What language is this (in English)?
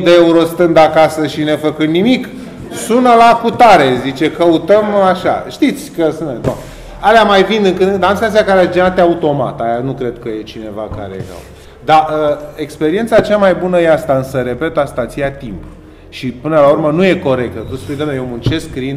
Romanian